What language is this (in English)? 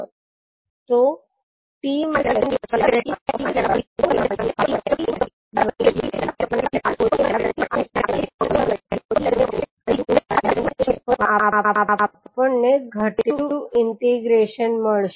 Gujarati